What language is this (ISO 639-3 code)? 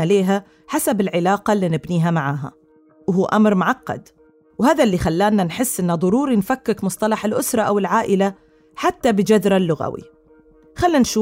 ara